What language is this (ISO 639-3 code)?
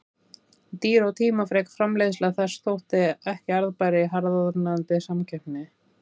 isl